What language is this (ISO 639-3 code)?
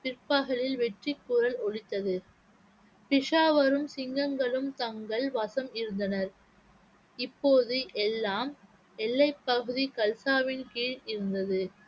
tam